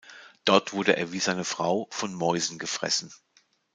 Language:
German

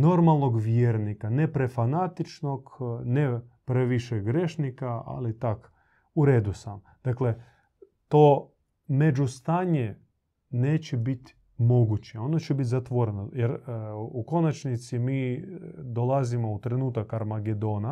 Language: Croatian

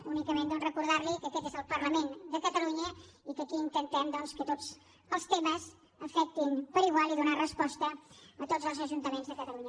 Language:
Catalan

